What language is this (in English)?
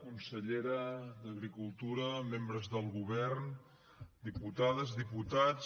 Catalan